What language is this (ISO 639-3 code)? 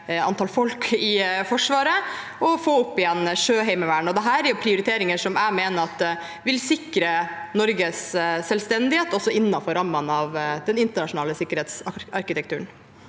nor